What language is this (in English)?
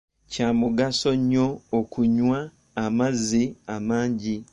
Ganda